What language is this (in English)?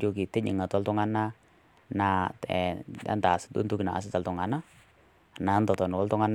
Masai